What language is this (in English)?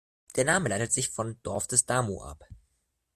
German